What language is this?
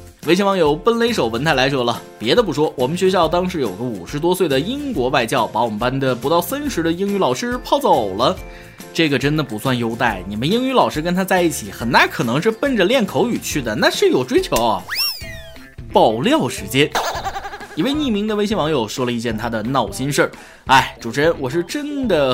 Chinese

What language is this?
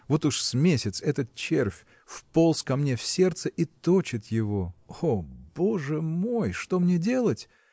Russian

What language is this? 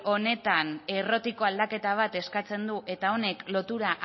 Basque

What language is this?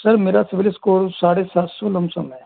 Hindi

